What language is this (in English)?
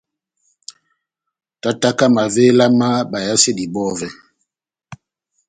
Batanga